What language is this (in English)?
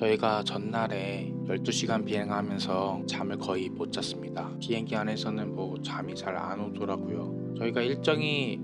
Korean